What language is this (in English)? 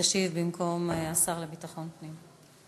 Hebrew